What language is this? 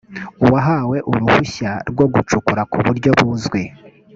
Kinyarwanda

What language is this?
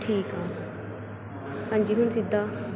Punjabi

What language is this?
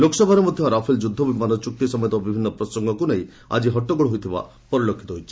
Odia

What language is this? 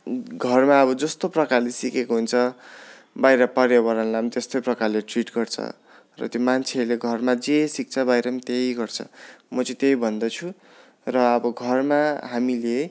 Nepali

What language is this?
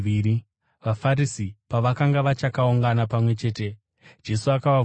Shona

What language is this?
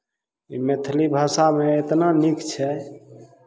Maithili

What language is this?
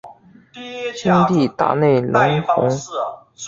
Chinese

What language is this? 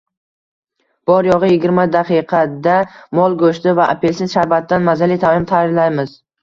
Uzbek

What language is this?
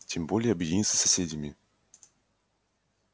Russian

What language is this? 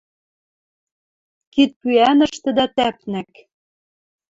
Western Mari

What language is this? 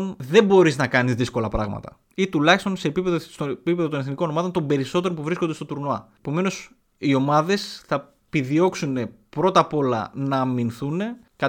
Greek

